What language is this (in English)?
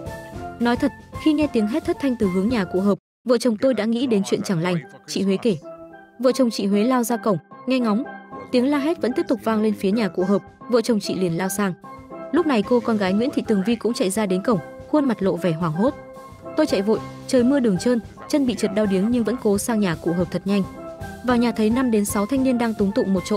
Vietnamese